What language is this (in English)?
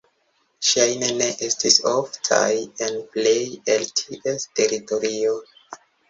Esperanto